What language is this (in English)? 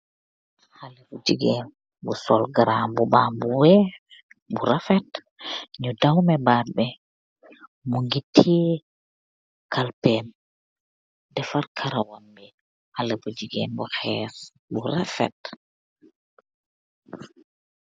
Wolof